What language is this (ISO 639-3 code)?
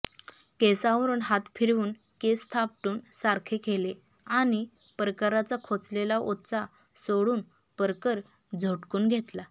mar